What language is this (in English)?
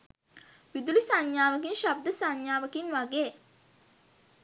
Sinhala